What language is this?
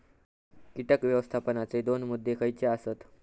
Marathi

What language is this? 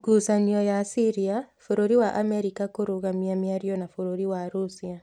Kikuyu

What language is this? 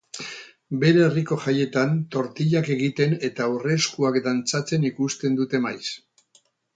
Basque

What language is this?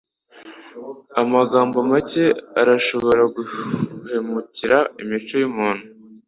Kinyarwanda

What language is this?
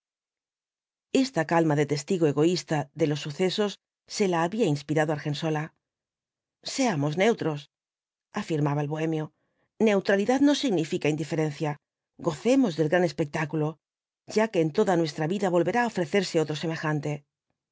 Spanish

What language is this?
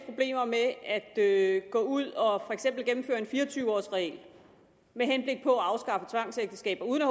Danish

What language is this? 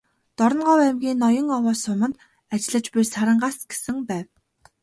Mongolian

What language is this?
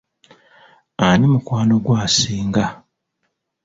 Ganda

